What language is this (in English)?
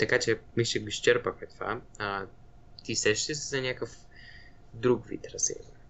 Bulgarian